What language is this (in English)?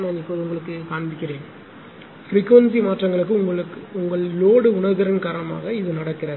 Tamil